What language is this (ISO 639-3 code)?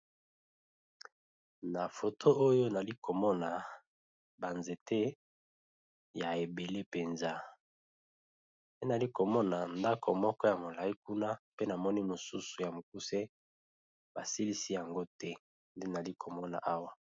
lin